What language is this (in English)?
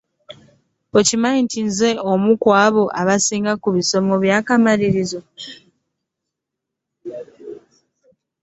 Ganda